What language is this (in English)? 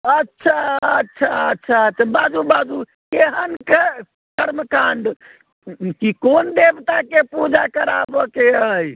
Maithili